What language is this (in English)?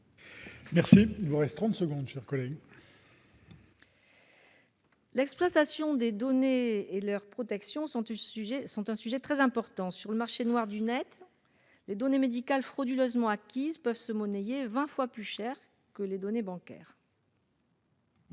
French